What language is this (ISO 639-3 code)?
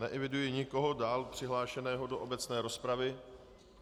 ces